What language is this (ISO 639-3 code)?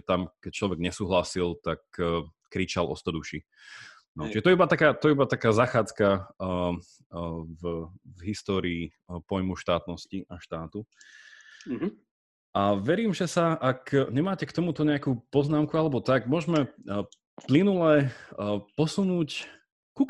slk